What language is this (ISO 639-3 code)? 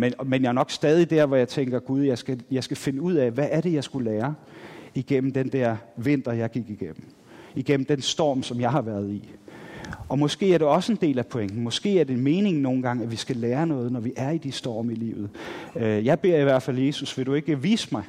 dan